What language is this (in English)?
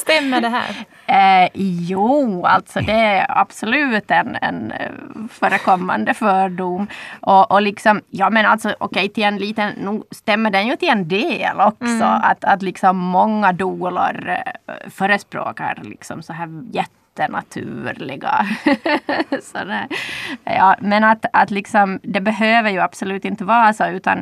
Swedish